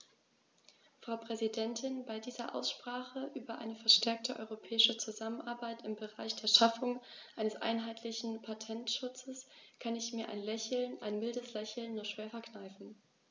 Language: German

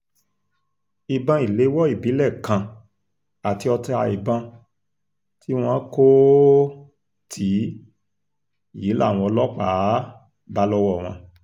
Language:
Yoruba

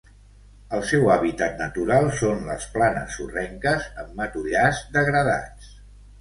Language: Catalan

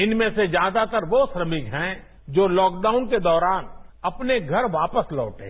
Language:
Hindi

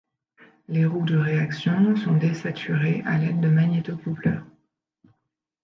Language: French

